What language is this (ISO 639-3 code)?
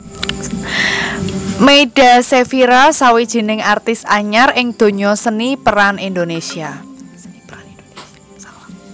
jav